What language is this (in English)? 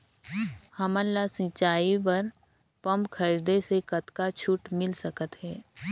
Chhattisgarhi